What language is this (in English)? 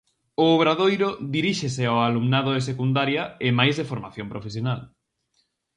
Galician